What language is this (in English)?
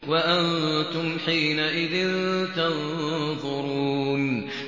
Arabic